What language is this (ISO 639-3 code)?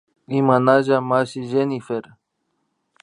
qvi